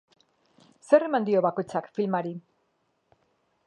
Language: Basque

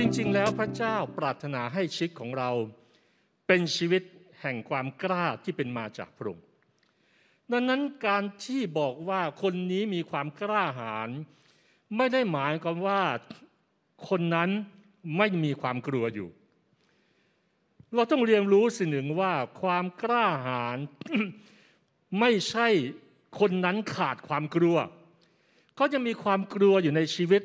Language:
Thai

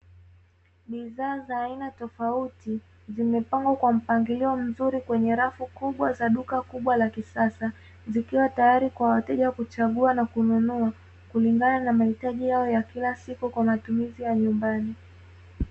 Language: Swahili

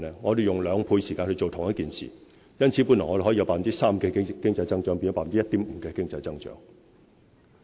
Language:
Cantonese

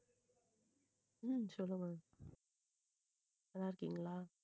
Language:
Tamil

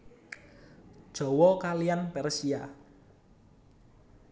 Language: Javanese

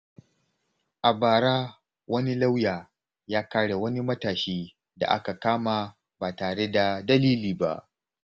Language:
Hausa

